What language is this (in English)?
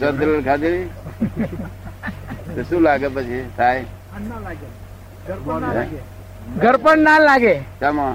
Gujarati